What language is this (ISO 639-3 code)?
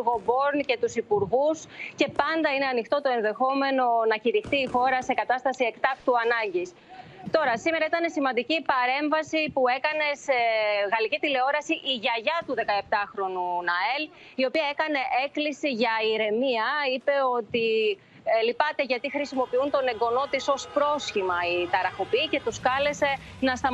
ell